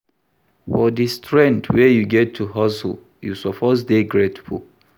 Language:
Nigerian Pidgin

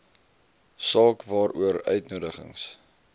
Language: Afrikaans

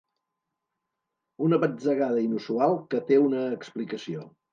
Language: Catalan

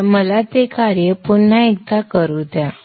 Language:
Marathi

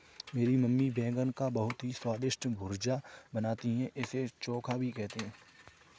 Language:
Hindi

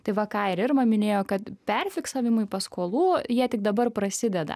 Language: Lithuanian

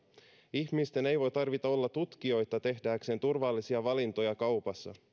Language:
Finnish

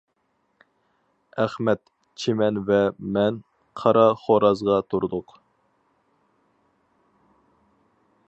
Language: Uyghur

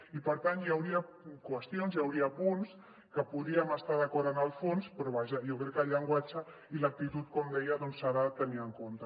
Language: Catalan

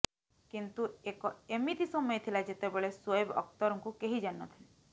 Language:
Odia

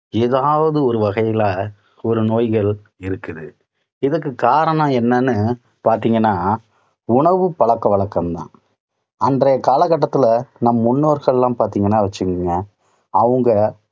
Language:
Tamil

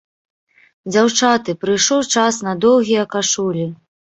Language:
Belarusian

